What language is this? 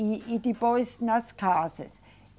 Portuguese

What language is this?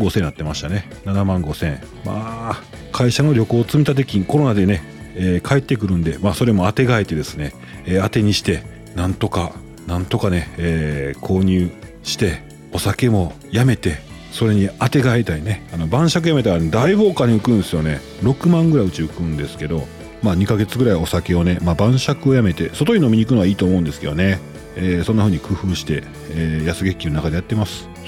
Japanese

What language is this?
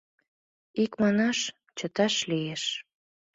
Mari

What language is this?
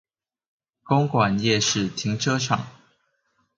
Chinese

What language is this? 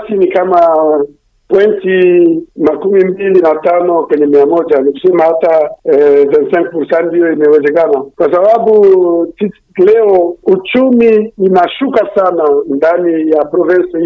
Swahili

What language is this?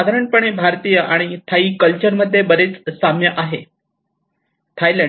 Marathi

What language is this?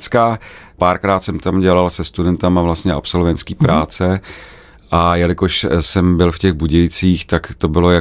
Czech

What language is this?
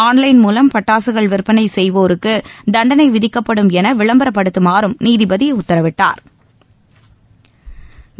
Tamil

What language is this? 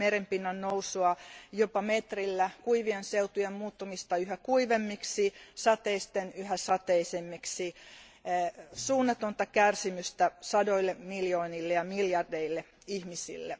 Finnish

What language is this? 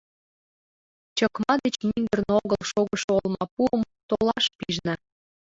Mari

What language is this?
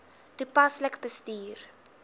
Afrikaans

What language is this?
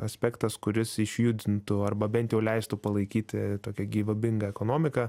Lithuanian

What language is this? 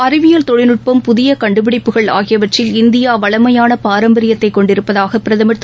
Tamil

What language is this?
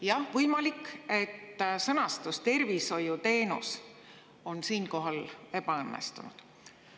Estonian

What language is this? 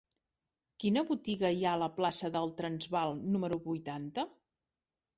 Catalan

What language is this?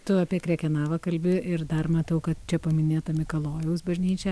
Lithuanian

